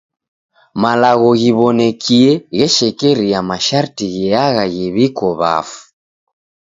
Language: Taita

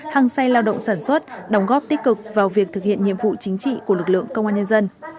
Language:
Vietnamese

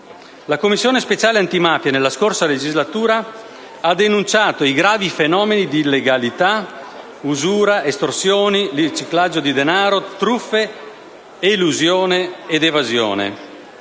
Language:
Italian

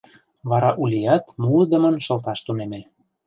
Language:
Mari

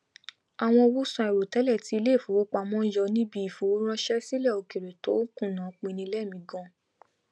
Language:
Yoruba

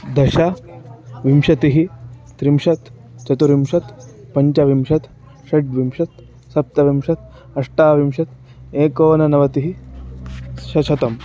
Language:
Sanskrit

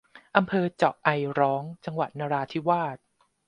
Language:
Thai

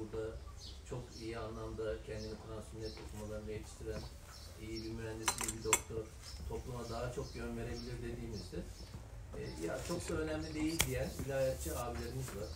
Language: Turkish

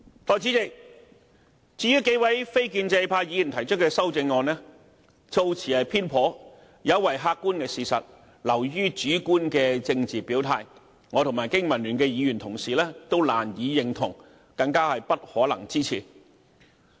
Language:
Cantonese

